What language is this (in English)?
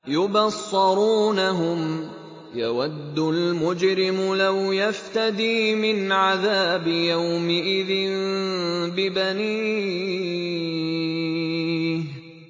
Arabic